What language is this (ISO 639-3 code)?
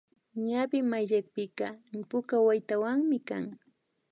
qvi